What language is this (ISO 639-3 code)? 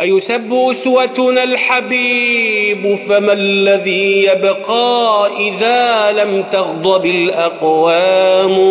ara